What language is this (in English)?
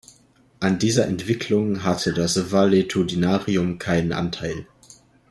German